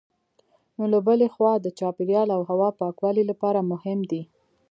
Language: Pashto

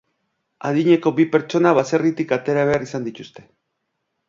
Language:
Basque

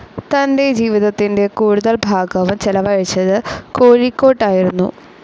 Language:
Malayalam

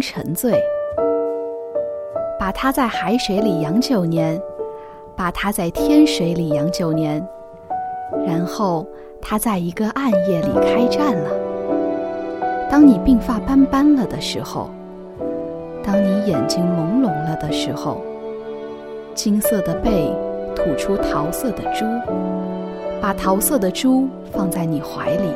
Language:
Chinese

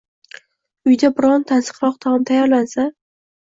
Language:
Uzbek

